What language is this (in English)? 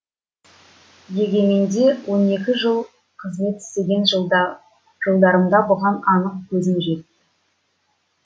Kazakh